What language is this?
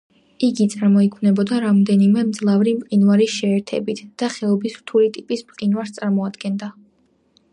Georgian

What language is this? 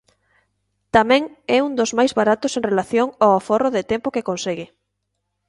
Galician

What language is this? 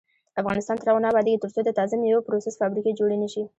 Pashto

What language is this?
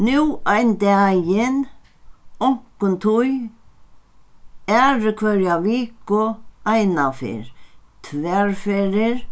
Faroese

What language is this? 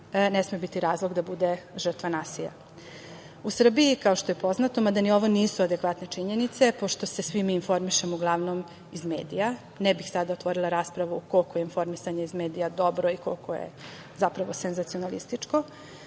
Serbian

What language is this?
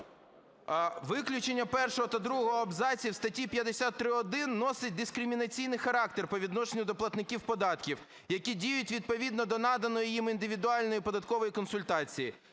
Ukrainian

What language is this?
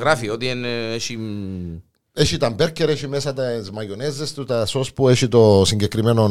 Greek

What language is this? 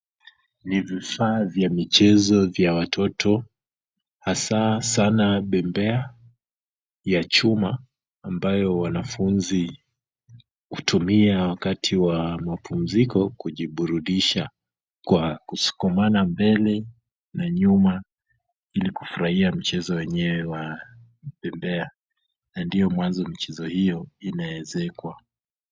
Swahili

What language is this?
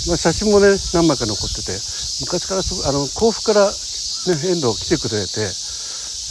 Japanese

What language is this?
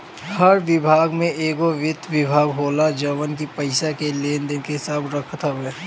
Bhojpuri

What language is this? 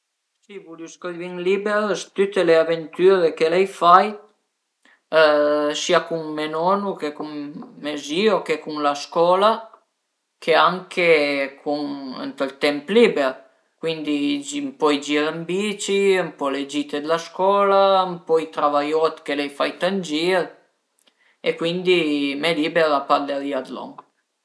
Piedmontese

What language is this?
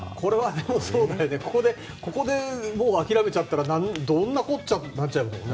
Japanese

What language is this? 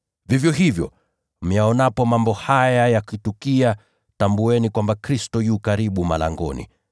Swahili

